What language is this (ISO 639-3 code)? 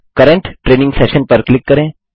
hin